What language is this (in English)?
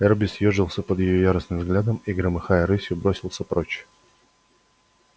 Russian